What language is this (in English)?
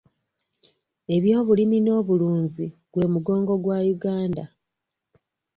Ganda